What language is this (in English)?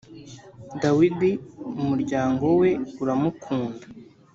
Kinyarwanda